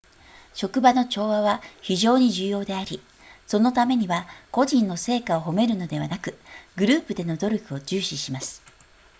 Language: Japanese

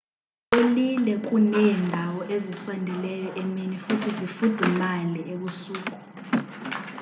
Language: Xhosa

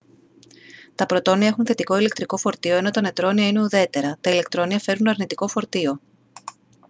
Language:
Greek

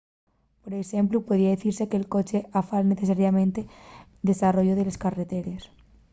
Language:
Asturian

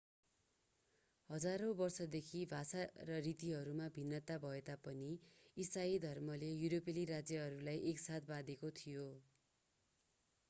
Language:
Nepali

